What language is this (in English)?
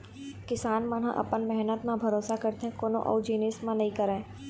Chhattisgarhi